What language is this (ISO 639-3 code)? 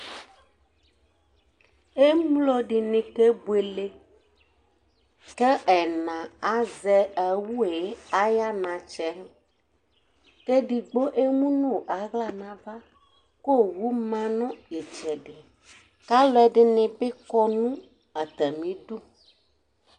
kpo